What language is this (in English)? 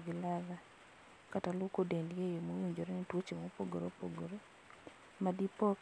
Luo (Kenya and Tanzania)